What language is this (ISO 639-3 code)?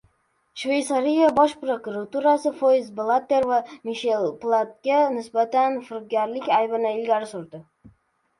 uzb